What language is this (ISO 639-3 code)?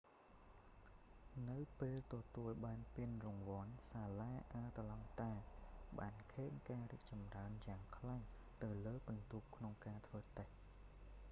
khm